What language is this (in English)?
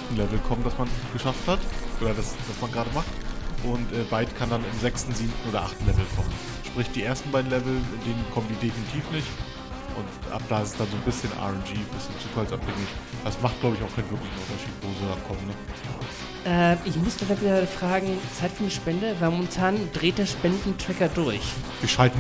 German